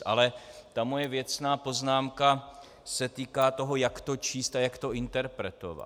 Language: Czech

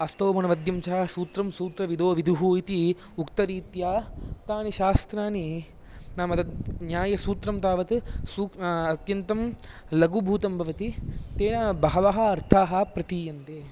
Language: Sanskrit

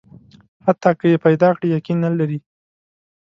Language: Pashto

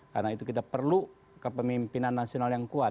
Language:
Indonesian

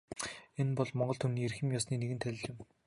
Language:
Mongolian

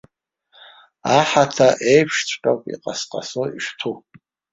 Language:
Abkhazian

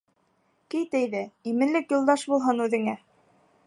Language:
Bashkir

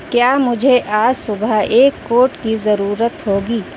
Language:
Urdu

